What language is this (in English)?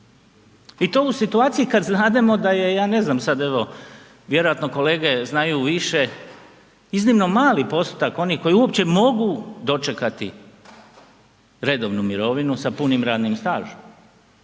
Croatian